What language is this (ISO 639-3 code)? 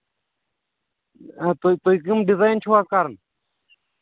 kas